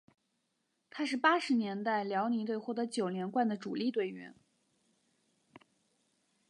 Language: Chinese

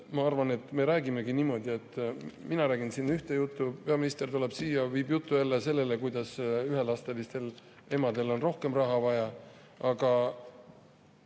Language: Estonian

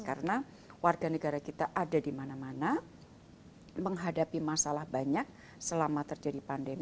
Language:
Indonesian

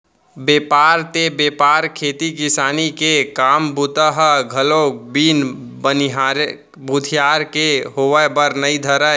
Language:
Chhattisgarhi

